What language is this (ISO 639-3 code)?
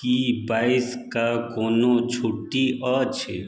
mai